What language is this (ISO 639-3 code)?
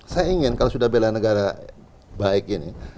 ind